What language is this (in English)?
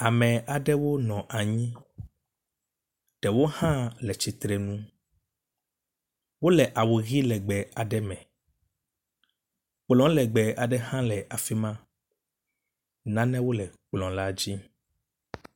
Ewe